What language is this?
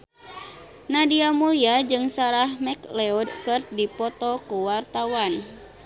Sundanese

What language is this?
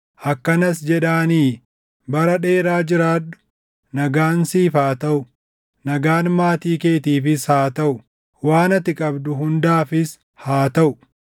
Oromo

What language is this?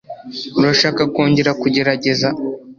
Kinyarwanda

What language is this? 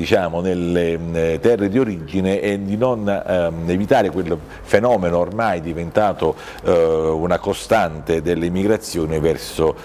Italian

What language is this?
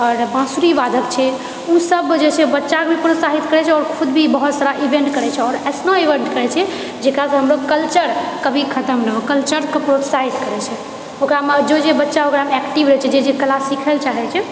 Maithili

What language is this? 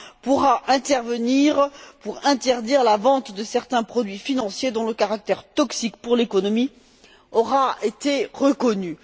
French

